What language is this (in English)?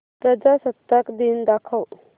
Marathi